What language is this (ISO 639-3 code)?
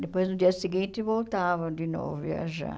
por